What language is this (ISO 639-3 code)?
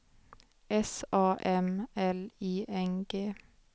swe